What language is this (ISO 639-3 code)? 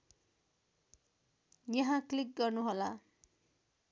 nep